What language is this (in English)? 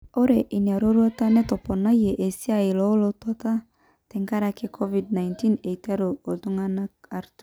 Masai